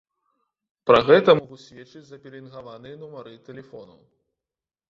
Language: Belarusian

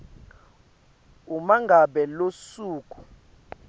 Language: Swati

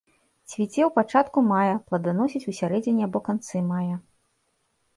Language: Belarusian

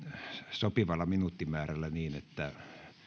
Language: Finnish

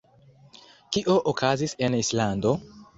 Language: Esperanto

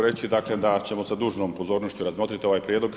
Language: Croatian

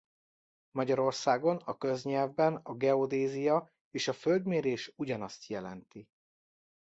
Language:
Hungarian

